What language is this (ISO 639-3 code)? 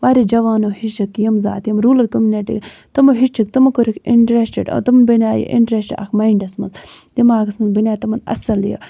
kas